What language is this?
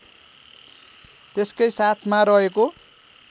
Nepali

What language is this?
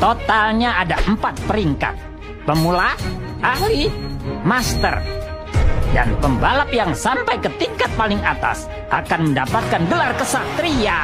Indonesian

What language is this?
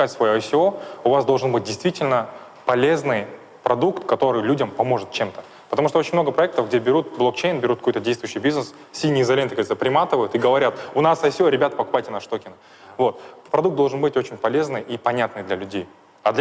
Russian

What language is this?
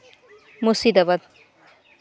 Santali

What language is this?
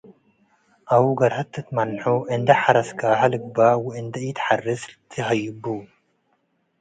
Tigre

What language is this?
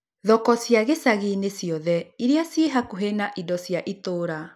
Kikuyu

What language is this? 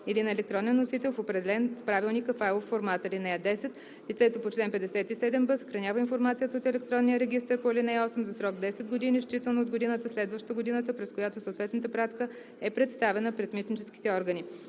Bulgarian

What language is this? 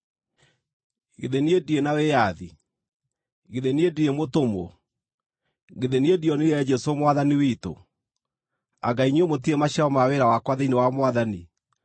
Kikuyu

